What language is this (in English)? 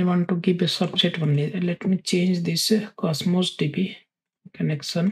English